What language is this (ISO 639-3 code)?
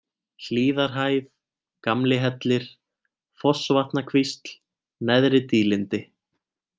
isl